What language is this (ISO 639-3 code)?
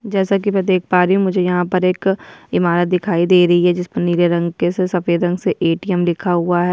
hin